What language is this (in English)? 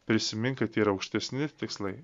Lithuanian